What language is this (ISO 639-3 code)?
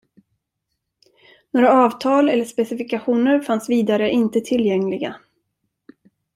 swe